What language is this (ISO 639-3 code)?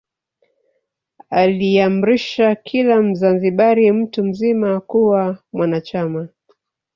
swa